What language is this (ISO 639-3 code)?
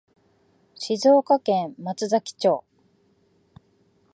jpn